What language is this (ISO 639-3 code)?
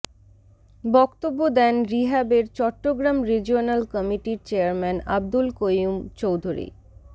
ben